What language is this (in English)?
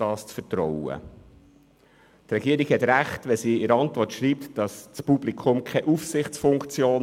Swiss German